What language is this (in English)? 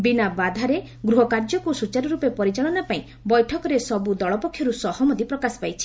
Odia